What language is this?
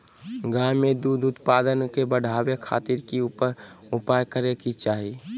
Magahi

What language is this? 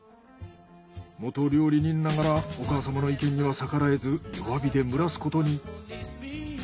Japanese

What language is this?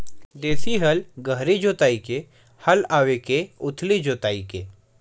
Chhattisgarhi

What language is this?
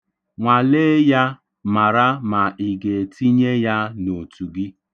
Igbo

